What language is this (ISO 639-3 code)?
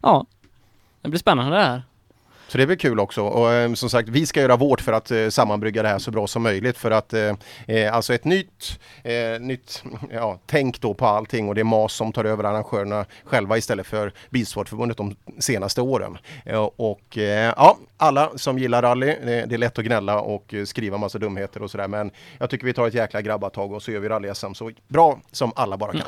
swe